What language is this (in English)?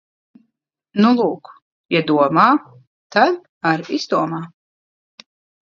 Latvian